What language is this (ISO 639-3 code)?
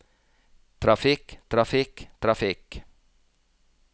nor